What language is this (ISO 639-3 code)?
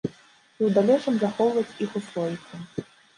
bel